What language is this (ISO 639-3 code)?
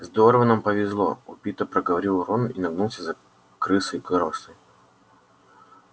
rus